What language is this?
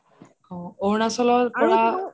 Assamese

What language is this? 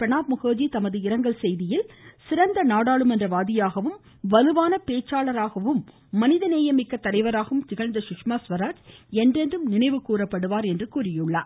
Tamil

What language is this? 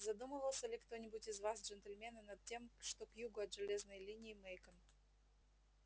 Russian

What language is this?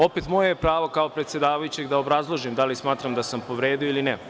Serbian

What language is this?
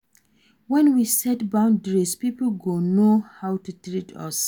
Nigerian Pidgin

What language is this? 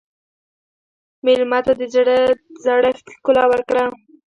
Pashto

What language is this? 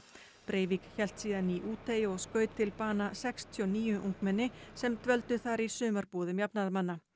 Icelandic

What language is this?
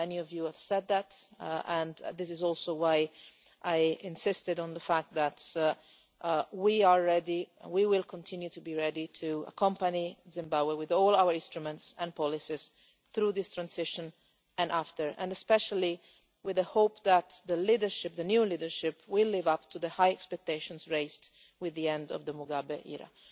English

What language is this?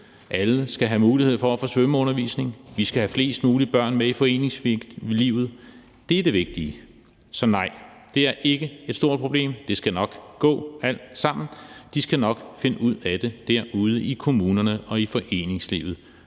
Danish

